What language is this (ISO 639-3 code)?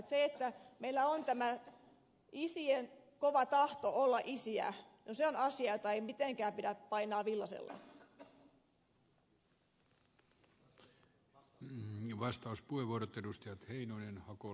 fin